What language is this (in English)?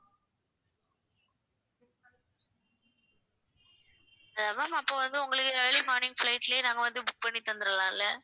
Tamil